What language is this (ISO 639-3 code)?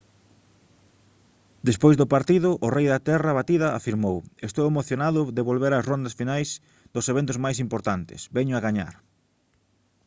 glg